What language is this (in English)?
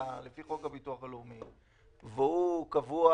Hebrew